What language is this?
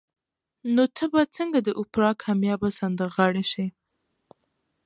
Pashto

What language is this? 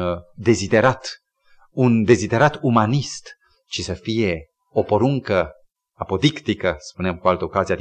Romanian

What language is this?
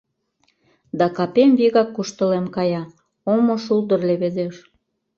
Mari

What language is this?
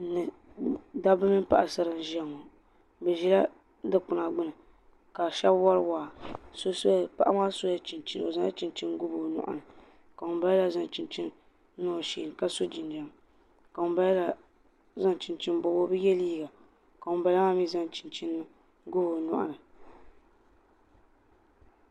Dagbani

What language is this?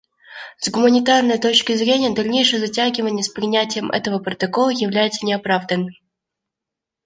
Russian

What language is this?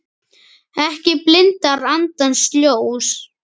Icelandic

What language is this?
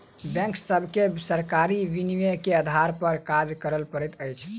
Maithili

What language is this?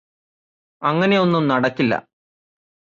Malayalam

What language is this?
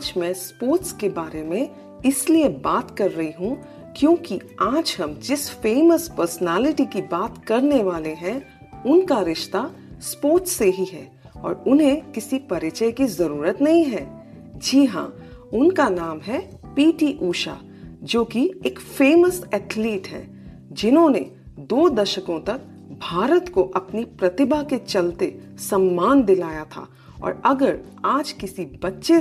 Hindi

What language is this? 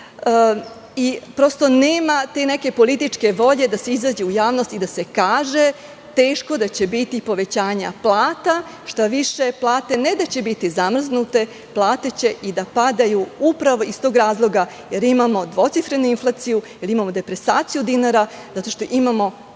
Serbian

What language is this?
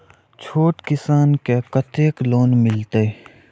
Maithili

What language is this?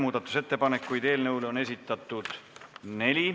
Estonian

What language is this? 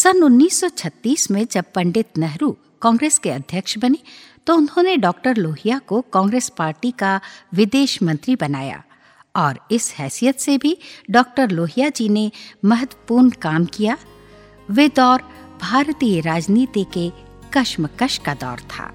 Hindi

